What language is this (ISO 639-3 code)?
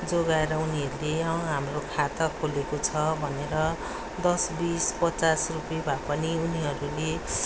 nep